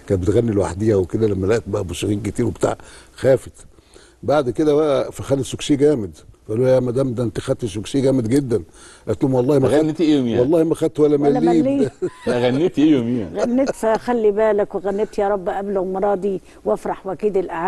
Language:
Arabic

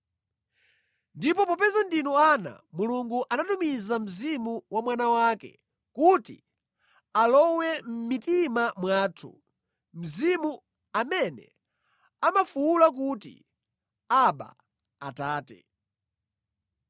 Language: Nyanja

